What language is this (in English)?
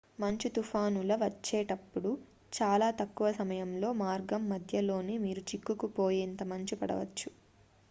Telugu